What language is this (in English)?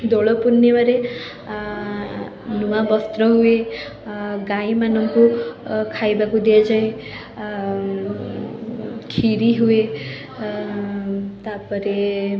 Odia